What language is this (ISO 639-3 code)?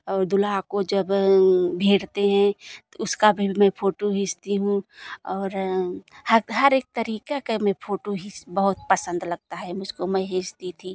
hin